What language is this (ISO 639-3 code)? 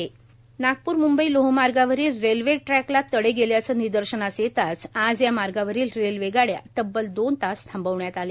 mar